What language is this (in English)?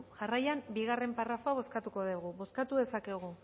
Basque